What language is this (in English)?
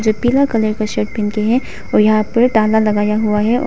Hindi